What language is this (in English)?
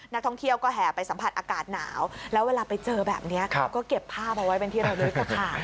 Thai